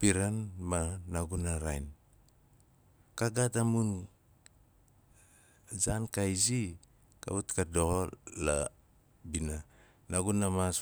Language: Nalik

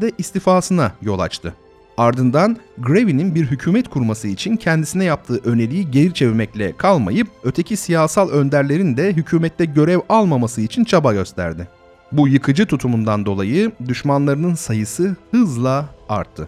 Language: Turkish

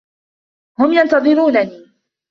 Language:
Arabic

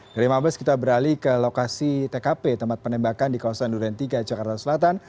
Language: Indonesian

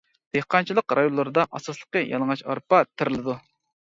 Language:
Uyghur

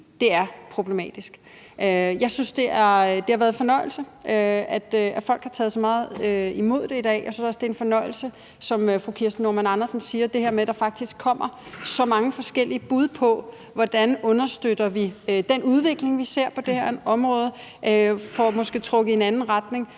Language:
Danish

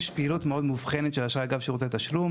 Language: Hebrew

